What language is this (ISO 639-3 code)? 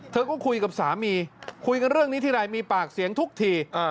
tha